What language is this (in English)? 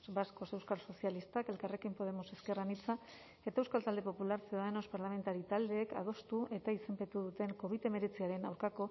Basque